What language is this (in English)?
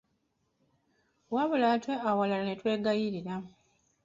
Ganda